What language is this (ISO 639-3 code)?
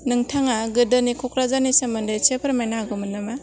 brx